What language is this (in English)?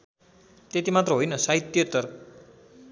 Nepali